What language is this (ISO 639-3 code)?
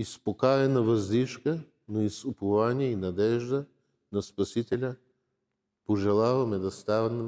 bul